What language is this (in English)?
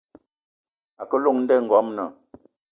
Eton (Cameroon)